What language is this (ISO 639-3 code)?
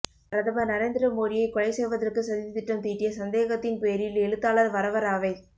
tam